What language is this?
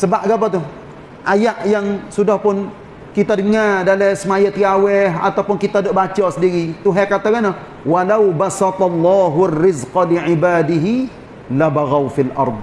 Malay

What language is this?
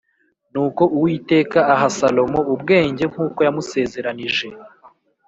Kinyarwanda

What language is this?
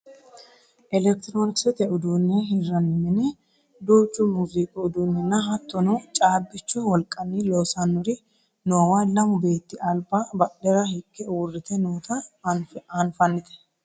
Sidamo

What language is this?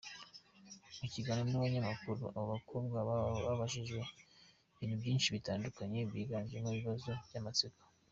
Kinyarwanda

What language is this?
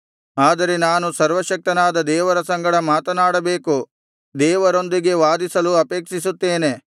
Kannada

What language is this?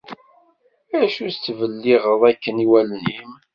Kabyle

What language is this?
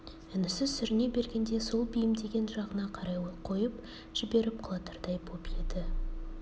Kazakh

